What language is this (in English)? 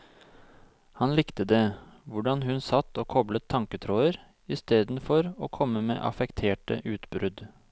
Norwegian